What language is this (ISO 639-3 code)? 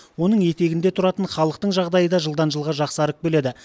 kaz